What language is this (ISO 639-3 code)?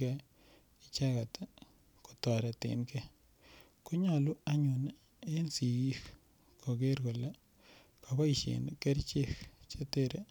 kln